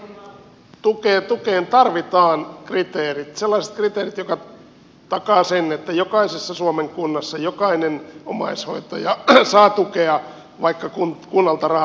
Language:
Finnish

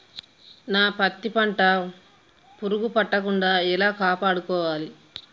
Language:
Telugu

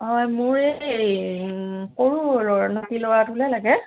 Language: Assamese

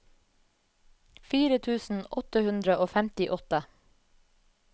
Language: Norwegian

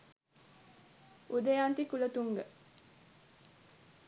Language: Sinhala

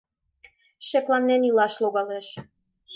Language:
Mari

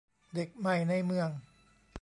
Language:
Thai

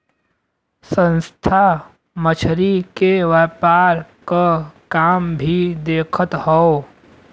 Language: Bhojpuri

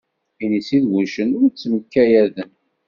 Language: Kabyle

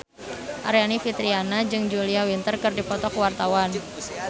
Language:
Sundanese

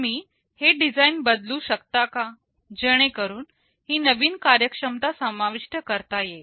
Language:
Marathi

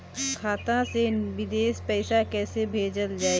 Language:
Bhojpuri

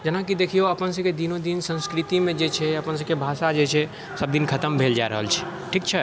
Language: Maithili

